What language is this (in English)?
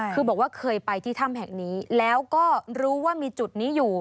Thai